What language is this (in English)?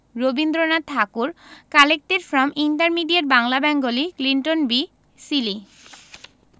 Bangla